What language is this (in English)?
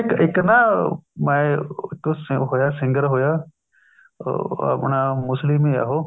Punjabi